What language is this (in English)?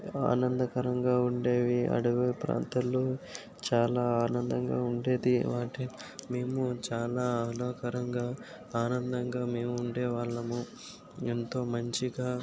Telugu